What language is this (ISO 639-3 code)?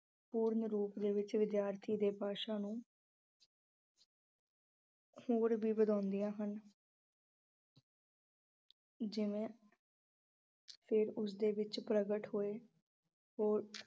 pan